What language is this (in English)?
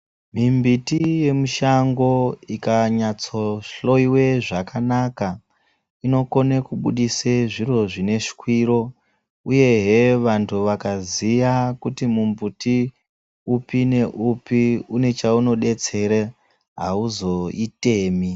Ndau